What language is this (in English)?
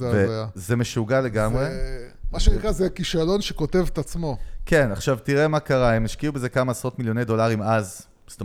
Hebrew